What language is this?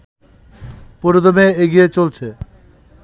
Bangla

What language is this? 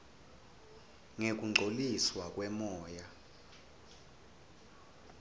Swati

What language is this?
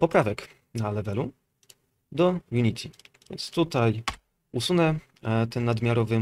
Polish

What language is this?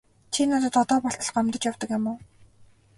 Mongolian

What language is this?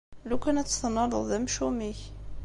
Kabyle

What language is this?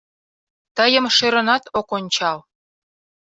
Mari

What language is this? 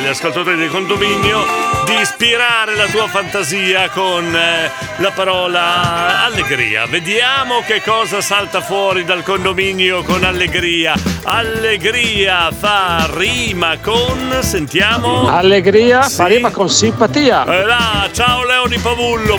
Italian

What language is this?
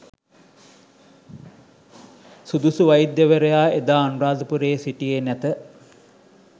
Sinhala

